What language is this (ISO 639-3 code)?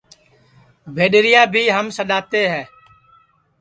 ssi